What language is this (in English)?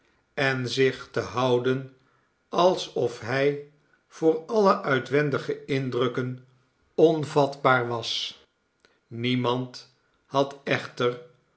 Dutch